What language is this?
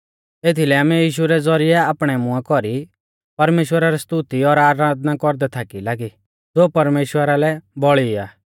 Mahasu Pahari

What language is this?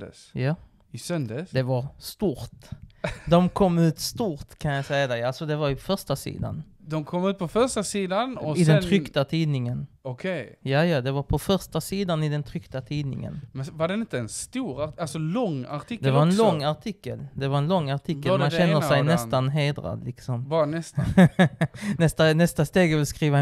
Swedish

